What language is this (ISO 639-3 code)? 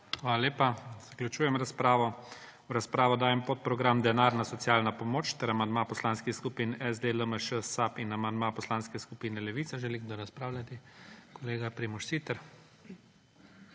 slv